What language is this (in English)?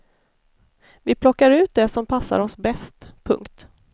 Swedish